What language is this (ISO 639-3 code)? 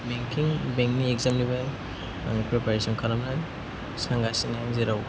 brx